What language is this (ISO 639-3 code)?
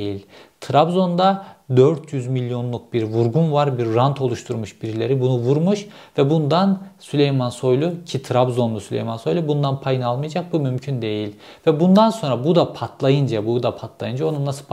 tur